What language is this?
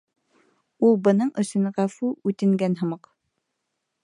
Bashkir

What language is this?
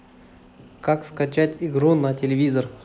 Russian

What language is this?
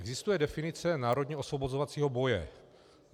Czech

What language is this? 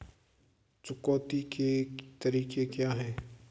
Hindi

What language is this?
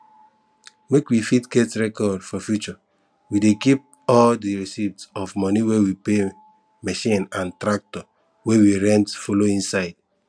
Nigerian Pidgin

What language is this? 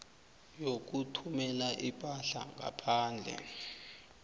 South Ndebele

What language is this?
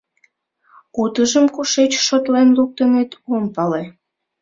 Mari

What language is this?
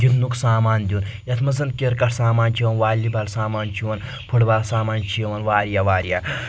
Kashmiri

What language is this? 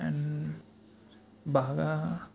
Telugu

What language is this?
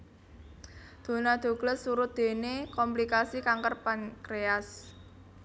Javanese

